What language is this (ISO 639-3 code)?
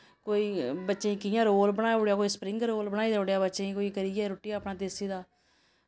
doi